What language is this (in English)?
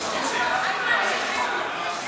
Hebrew